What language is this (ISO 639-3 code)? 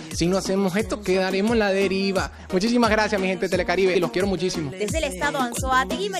spa